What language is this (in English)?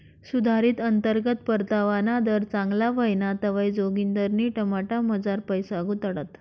Marathi